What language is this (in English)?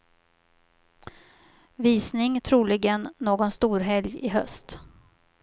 Swedish